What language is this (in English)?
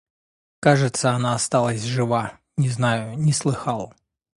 Russian